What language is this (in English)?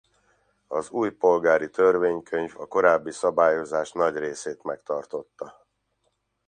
Hungarian